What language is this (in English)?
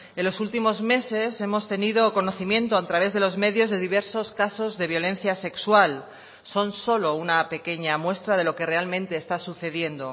Spanish